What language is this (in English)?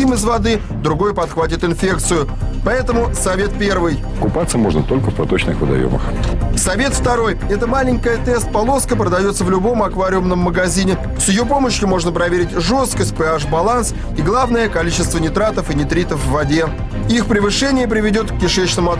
Russian